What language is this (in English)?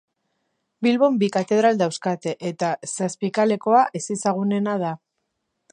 Basque